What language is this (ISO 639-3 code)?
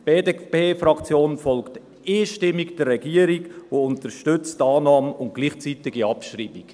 gsw